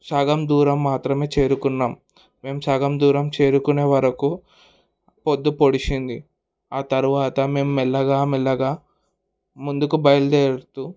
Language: Telugu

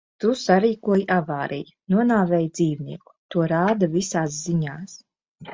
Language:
Latvian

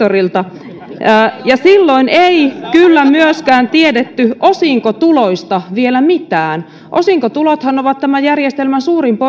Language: Finnish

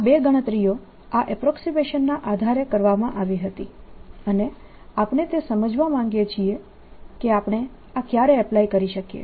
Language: Gujarati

